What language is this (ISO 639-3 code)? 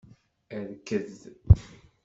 kab